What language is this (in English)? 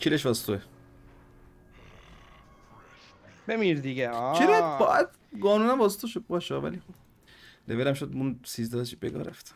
Persian